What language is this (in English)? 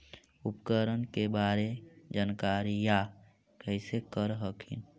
Magahi